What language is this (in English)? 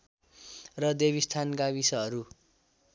Nepali